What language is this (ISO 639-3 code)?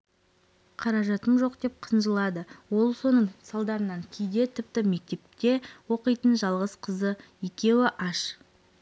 kaz